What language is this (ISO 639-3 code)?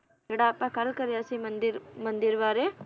pan